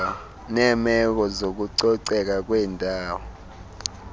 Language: Xhosa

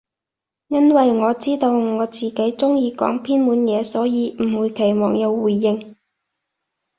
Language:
Cantonese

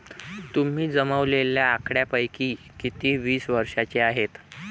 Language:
Marathi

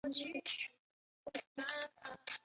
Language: Chinese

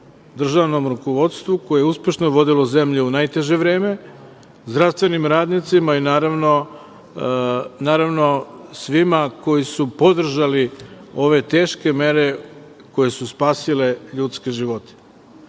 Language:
Serbian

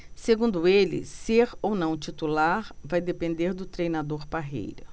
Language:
Portuguese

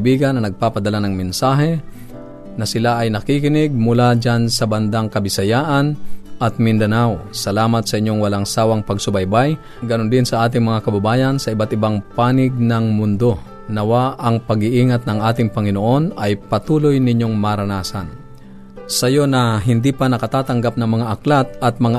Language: Filipino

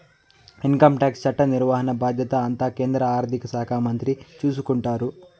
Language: Telugu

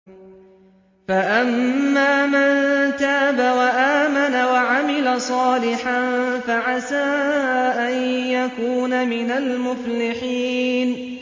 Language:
Arabic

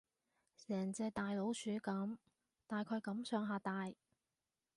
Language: Cantonese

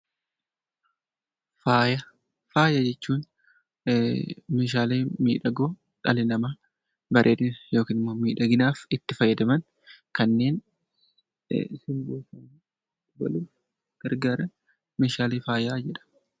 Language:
Oromo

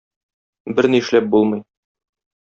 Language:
Tatar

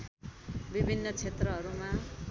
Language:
Nepali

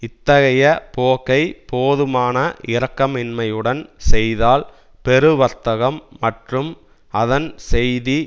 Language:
Tamil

